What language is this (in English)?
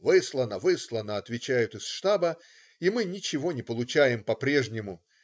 Russian